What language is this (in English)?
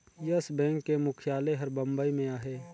Chhattisgarhi